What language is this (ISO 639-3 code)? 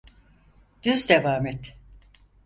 tur